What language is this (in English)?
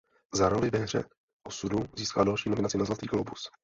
Czech